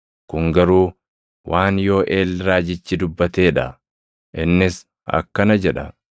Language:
Oromo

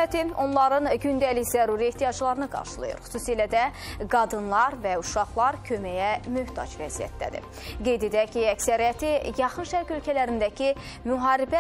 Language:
Turkish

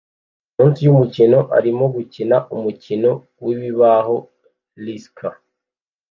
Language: Kinyarwanda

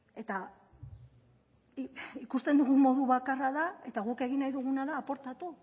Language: Basque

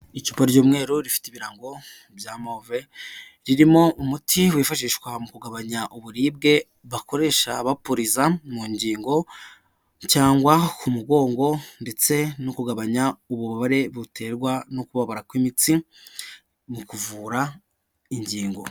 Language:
Kinyarwanda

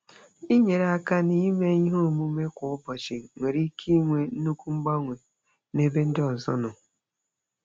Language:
Igbo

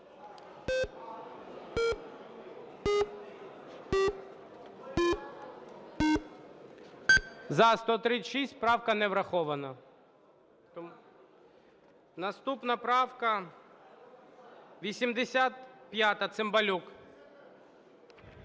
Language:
Ukrainian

